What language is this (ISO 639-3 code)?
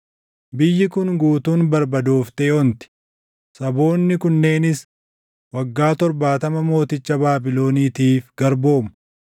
orm